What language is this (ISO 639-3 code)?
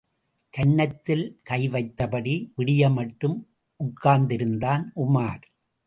tam